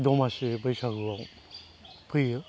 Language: Bodo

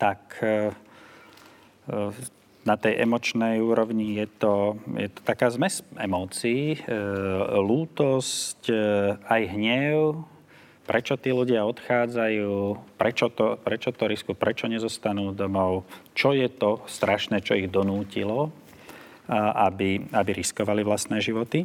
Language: Slovak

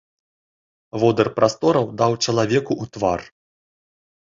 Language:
Belarusian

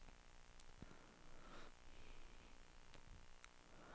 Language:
Swedish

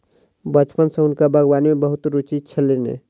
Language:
Maithili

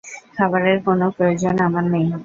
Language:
Bangla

